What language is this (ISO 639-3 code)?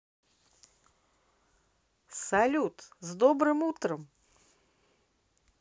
rus